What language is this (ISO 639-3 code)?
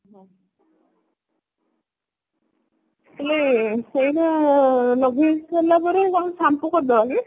ori